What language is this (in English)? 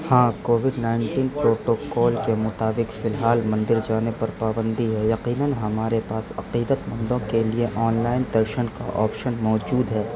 Urdu